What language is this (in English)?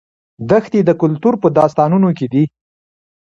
Pashto